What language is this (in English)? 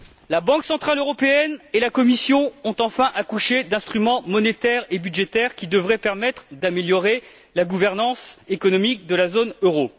French